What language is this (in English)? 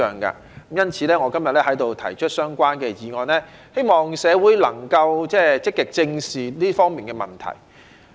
Cantonese